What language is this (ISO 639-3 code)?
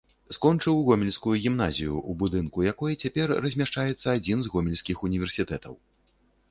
bel